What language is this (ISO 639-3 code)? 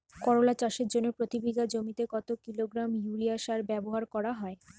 ben